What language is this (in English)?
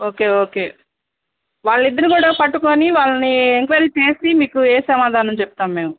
Telugu